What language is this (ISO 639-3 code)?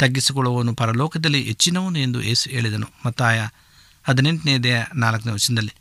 kan